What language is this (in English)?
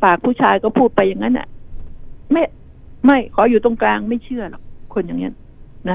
Thai